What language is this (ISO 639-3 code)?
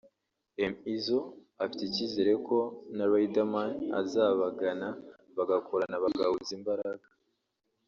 kin